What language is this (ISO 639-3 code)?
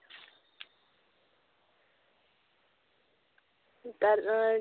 sat